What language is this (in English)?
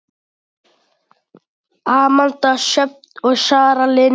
Icelandic